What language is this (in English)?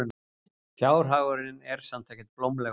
Icelandic